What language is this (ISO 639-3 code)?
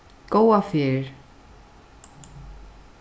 fao